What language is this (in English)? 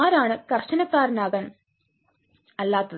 Malayalam